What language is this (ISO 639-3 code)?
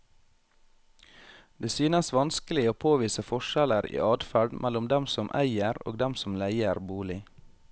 nor